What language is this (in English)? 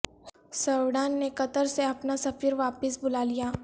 Urdu